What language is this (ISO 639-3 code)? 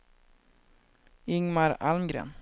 swe